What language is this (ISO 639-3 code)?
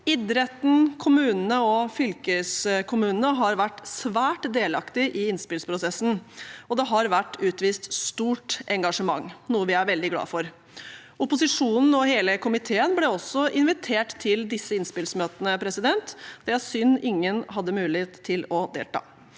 nor